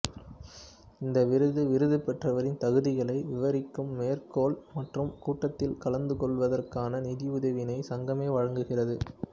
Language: Tamil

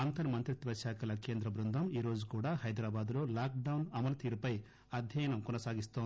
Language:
Telugu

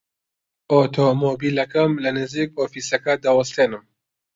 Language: Central Kurdish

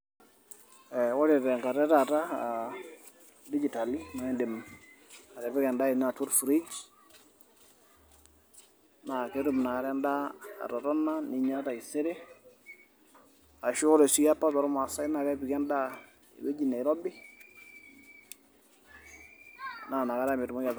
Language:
Masai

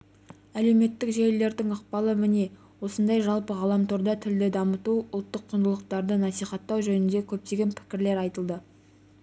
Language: Kazakh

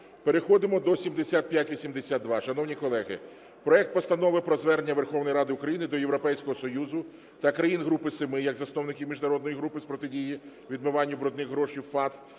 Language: Ukrainian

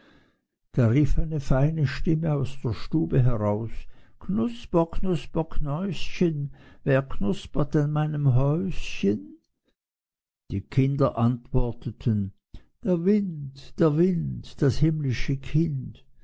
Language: German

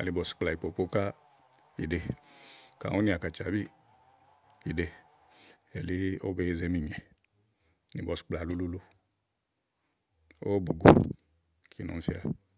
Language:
Igo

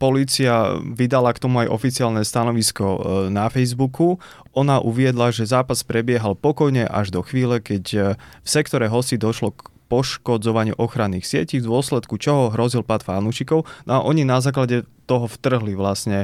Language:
Slovak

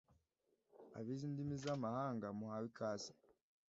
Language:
Kinyarwanda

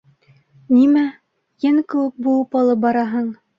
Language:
Bashkir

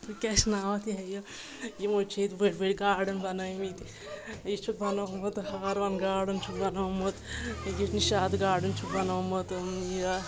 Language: Kashmiri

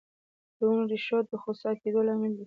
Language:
Pashto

